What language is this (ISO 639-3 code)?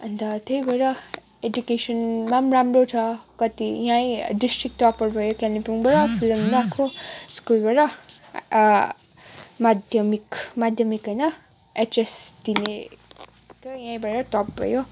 nep